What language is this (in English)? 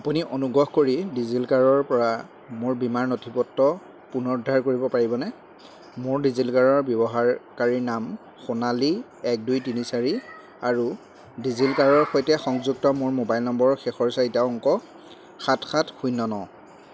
Assamese